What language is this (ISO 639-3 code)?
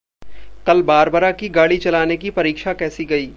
hin